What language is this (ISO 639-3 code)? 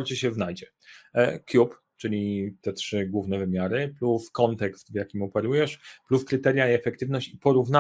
pol